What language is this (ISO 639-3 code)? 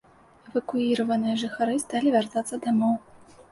bel